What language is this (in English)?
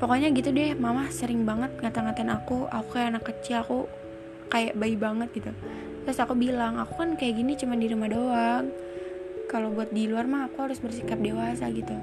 Indonesian